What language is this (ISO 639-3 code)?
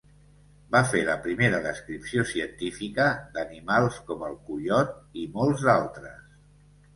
cat